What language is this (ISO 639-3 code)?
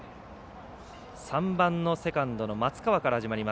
jpn